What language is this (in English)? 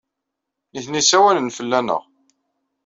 Kabyle